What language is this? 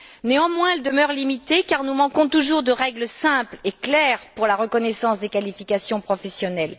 French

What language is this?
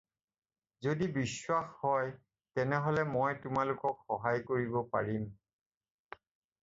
Assamese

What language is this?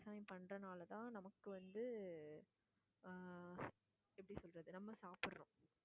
Tamil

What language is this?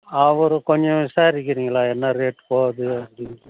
Tamil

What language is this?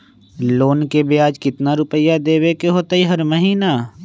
Magahi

